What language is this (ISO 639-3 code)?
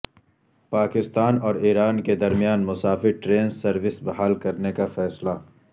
urd